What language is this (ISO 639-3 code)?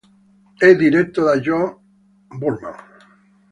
ita